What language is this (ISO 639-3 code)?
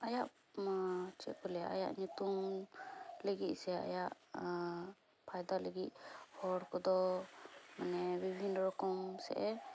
sat